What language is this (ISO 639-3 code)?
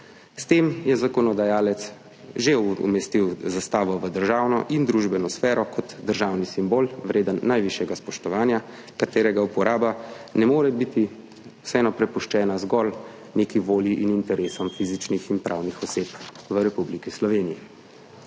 slv